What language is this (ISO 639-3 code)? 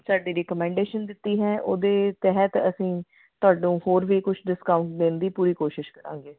pan